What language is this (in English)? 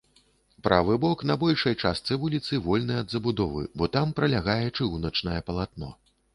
Belarusian